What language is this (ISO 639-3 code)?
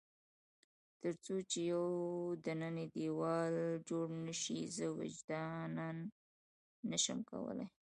pus